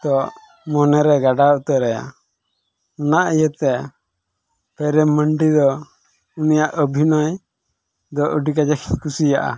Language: Santali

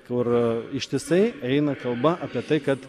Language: Lithuanian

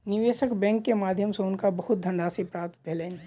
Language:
Maithili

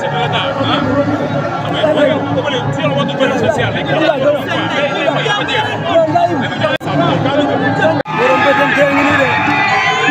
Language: Arabic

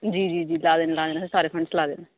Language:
Dogri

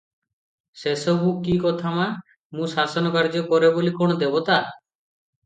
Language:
Odia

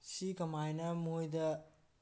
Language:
Manipuri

